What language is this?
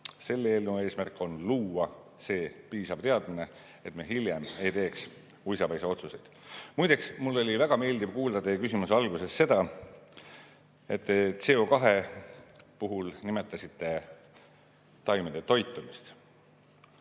Estonian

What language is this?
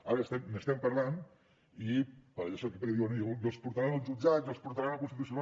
Catalan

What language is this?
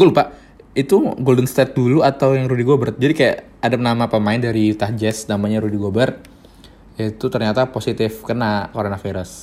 Indonesian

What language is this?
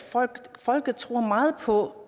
Danish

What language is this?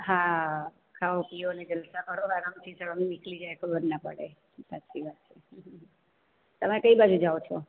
Gujarati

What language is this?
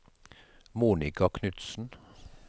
Norwegian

